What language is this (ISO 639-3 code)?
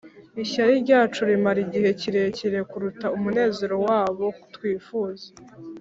kin